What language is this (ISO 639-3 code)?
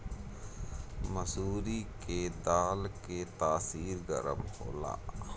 bho